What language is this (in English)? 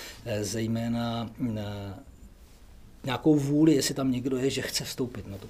Czech